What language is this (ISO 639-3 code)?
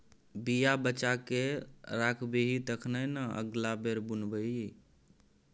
mai